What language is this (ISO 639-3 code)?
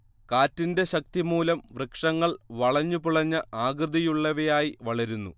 mal